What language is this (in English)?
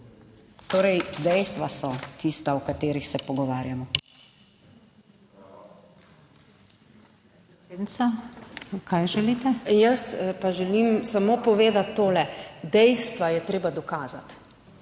Slovenian